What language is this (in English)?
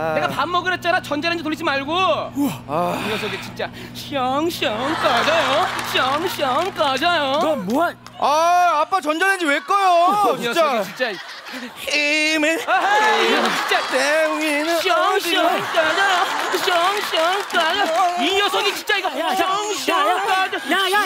Korean